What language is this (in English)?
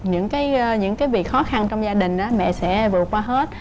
Vietnamese